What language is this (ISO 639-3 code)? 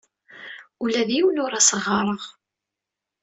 kab